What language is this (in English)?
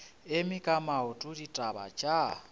Northern Sotho